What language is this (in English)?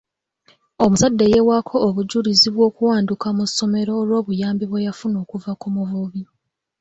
Ganda